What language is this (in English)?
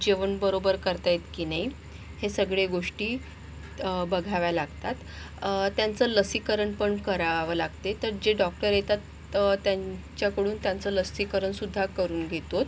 Marathi